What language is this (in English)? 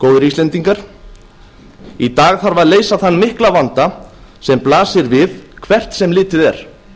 Icelandic